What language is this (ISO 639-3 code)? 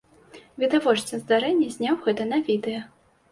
bel